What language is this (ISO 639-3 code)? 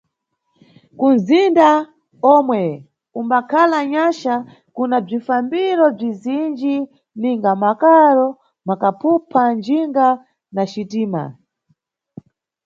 nyu